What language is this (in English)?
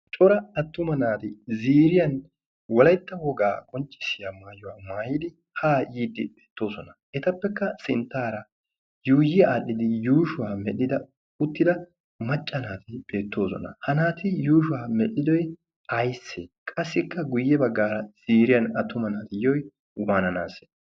Wolaytta